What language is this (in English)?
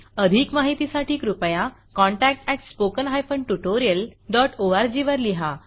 Marathi